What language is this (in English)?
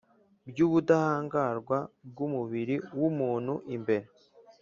Kinyarwanda